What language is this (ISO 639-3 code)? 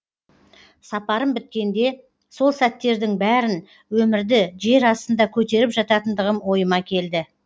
kaz